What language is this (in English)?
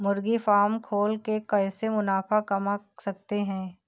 Hindi